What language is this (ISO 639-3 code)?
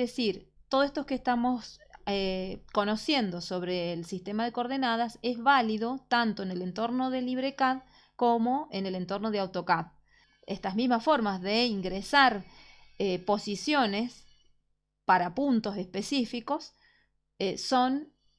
spa